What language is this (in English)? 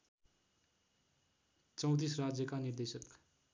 Nepali